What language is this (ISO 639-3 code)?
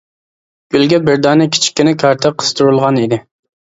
uig